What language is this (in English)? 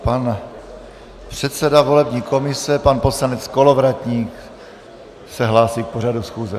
Czech